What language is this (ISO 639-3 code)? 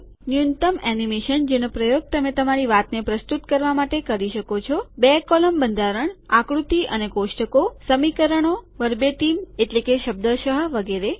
guj